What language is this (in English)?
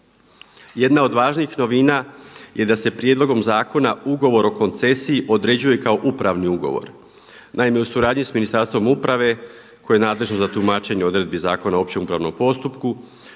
Croatian